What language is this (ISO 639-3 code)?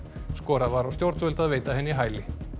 isl